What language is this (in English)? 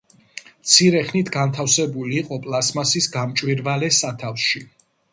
Georgian